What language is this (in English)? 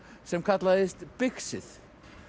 Icelandic